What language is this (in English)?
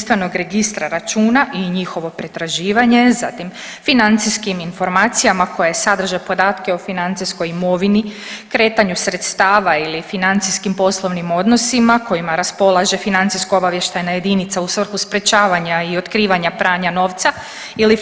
Croatian